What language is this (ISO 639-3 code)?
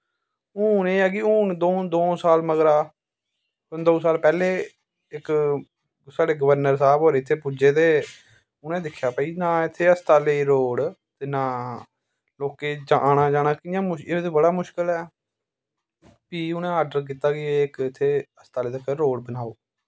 doi